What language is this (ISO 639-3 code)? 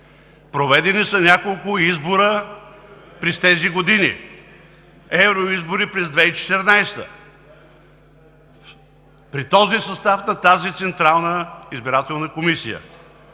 bul